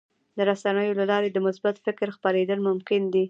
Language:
Pashto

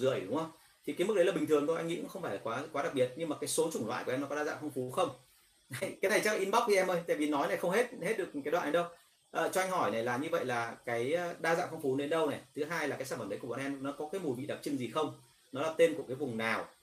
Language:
Vietnamese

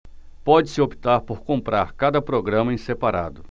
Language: Portuguese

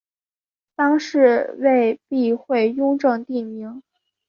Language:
Chinese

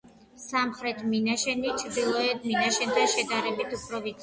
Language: Georgian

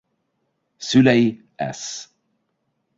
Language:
Hungarian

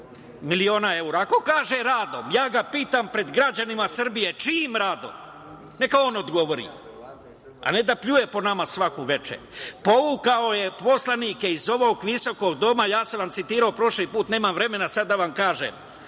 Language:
Serbian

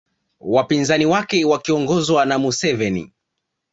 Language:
Swahili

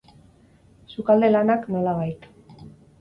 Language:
Basque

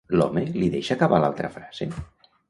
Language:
Catalan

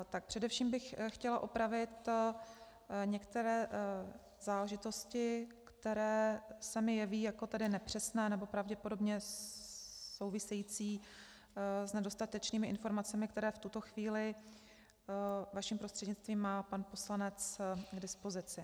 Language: Czech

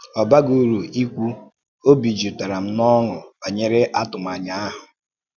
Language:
Igbo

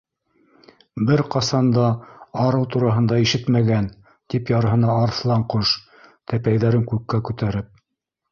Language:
Bashkir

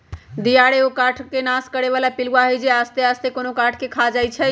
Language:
Magahi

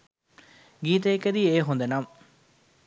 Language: Sinhala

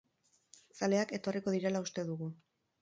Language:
Basque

